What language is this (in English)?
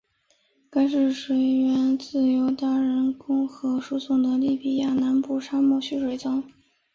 Chinese